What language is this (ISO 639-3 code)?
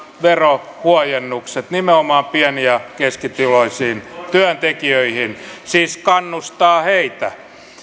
fin